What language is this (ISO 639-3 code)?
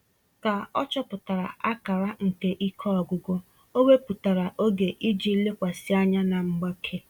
ibo